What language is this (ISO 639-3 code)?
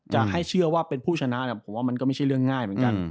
tha